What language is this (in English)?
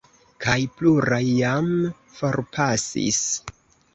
Esperanto